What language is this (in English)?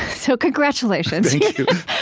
English